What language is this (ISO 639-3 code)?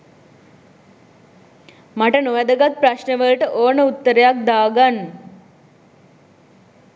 sin